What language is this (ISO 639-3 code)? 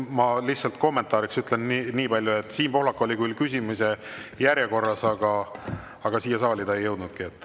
est